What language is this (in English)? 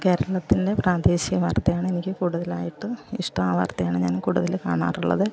Malayalam